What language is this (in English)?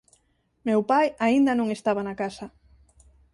Galician